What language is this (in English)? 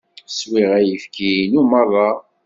Kabyle